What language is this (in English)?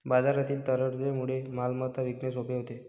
Marathi